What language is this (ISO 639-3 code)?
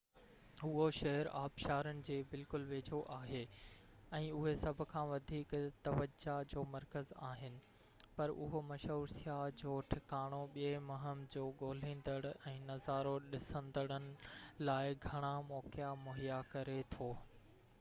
snd